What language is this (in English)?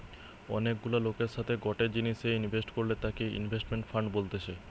Bangla